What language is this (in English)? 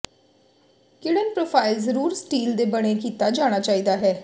Punjabi